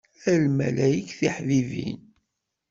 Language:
Kabyle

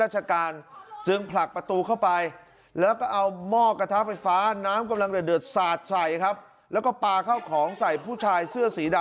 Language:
Thai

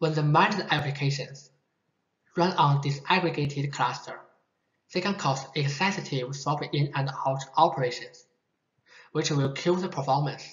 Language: English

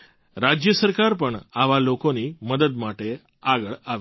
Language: Gujarati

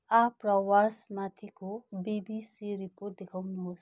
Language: Nepali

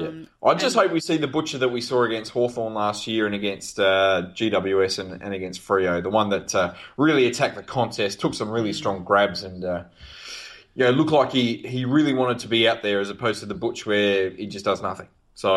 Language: English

